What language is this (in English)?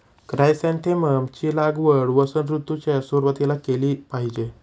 Marathi